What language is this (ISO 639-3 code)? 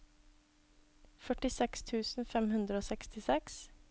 nor